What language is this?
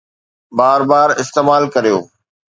Sindhi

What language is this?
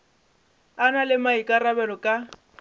Northern Sotho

